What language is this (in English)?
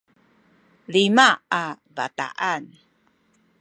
Sakizaya